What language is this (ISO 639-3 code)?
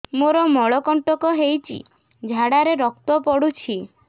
ori